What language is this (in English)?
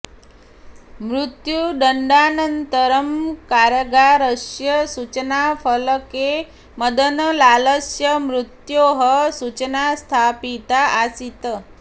Sanskrit